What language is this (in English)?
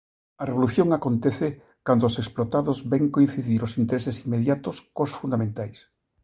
Galician